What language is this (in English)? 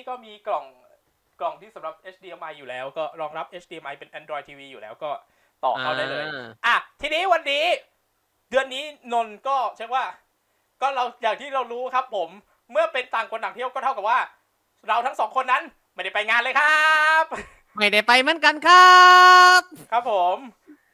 Thai